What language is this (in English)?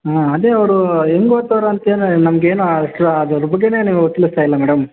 Kannada